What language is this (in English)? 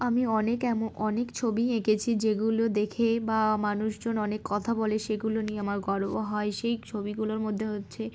Bangla